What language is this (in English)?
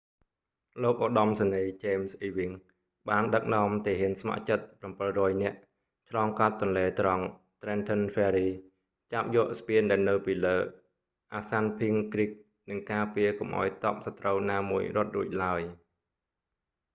Khmer